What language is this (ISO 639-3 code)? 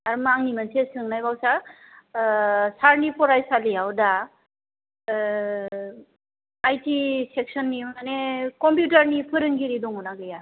brx